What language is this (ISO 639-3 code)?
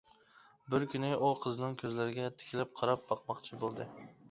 uig